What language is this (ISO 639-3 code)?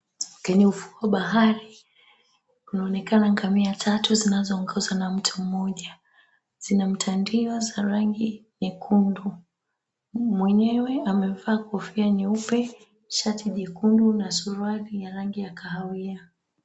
swa